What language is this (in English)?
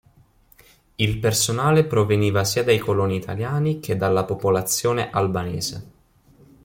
Italian